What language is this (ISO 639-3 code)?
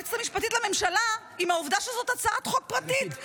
heb